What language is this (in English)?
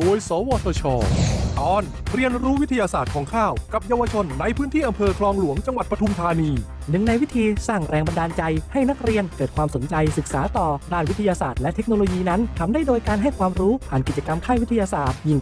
Thai